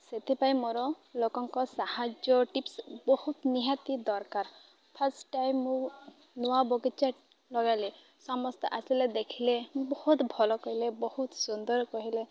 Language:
Odia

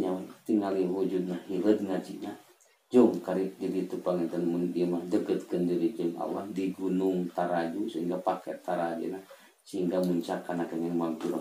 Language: Indonesian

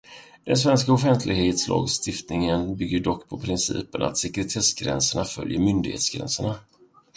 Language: Swedish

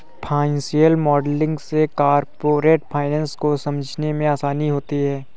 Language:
Hindi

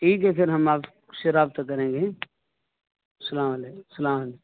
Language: Urdu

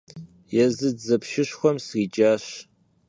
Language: Kabardian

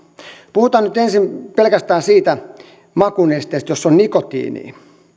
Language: Finnish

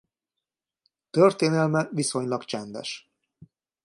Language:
Hungarian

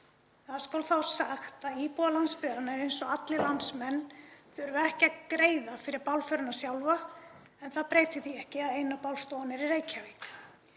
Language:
Icelandic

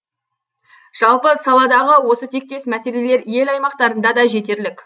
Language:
Kazakh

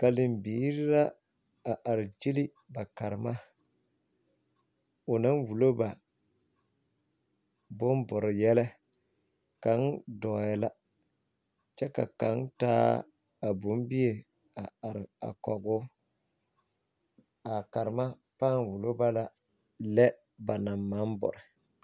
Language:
Southern Dagaare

